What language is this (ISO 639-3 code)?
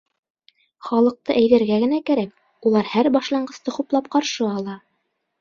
bak